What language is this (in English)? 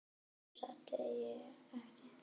Icelandic